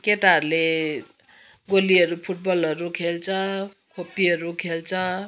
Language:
Nepali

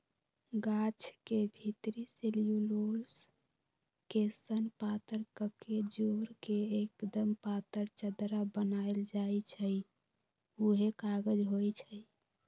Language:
Magahi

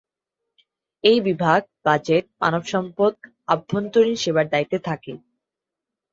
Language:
Bangla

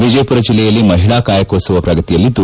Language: Kannada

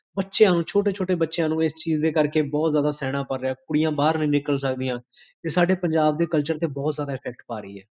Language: Punjabi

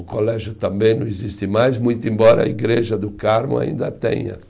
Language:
Portuguese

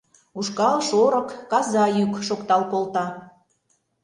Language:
Mari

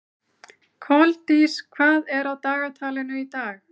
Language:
Icelandic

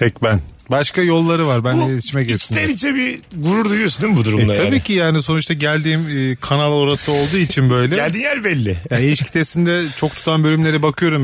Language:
Turkish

